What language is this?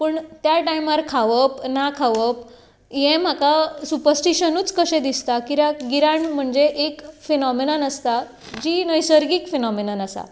Konkani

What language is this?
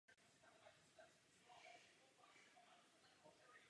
Czech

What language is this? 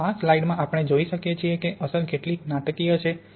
Gujarati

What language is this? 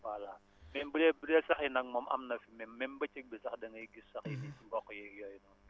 Wolof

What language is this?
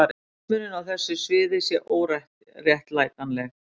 Icelandic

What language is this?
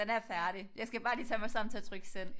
Danish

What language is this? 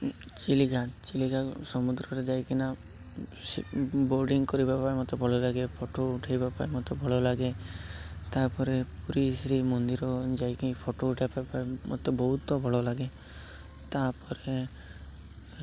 Odia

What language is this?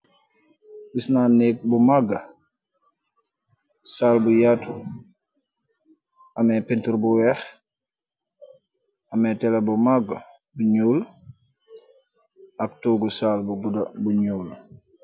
Wolof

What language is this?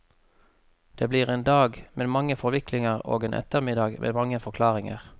Norwegian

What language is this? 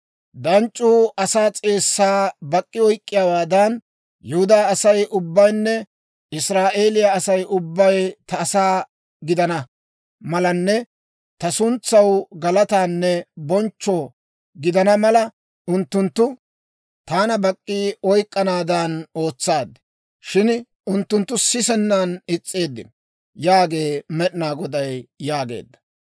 Dawro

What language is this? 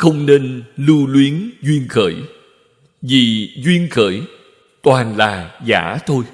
Vietnamese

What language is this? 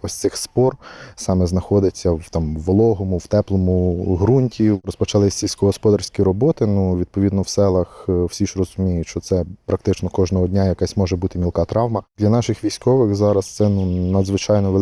Ukrainian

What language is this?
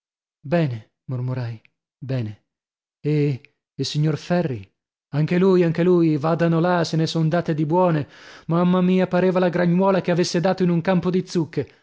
Italian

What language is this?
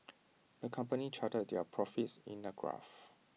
English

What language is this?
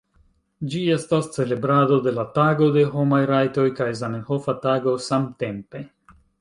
Esperanto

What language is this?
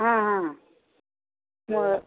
Kannada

